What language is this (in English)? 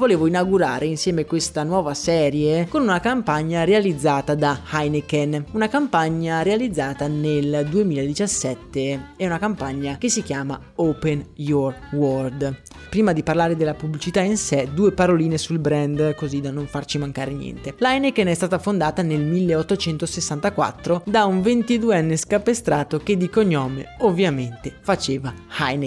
Italian